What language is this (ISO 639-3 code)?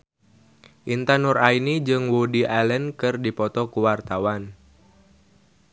sun